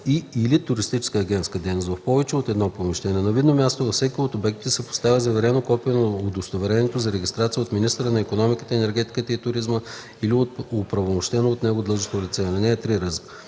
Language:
Bulgarian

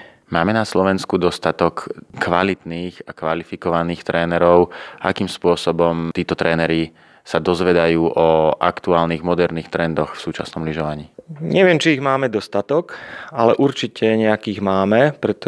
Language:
Slovak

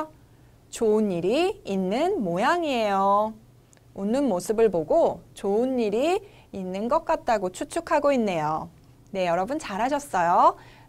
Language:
Korean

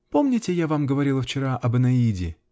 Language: Russian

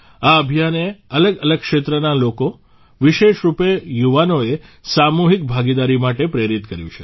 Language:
Gujarati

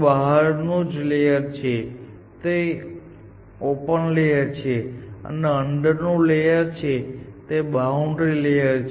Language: Gujarati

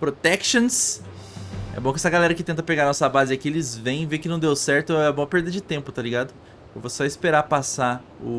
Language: Portuguese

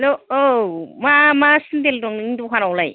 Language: Bodo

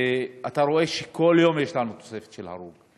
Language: Hebrew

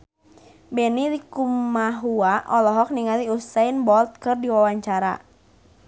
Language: Sundanese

